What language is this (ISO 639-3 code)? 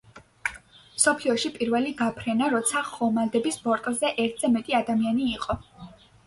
kat